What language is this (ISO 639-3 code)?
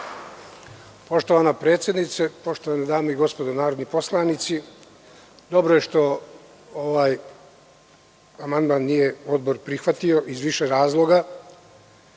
srp